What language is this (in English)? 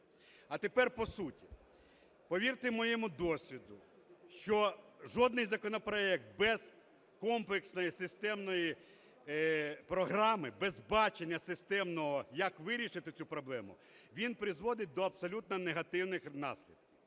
Ukrainian